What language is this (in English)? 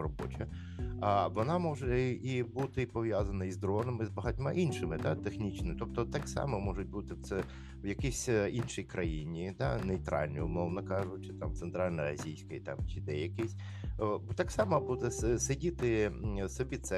Ukrainian